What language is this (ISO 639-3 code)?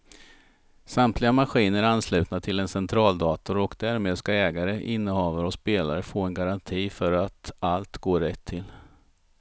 swe